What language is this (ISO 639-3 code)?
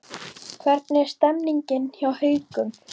isl